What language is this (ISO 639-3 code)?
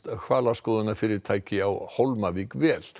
isl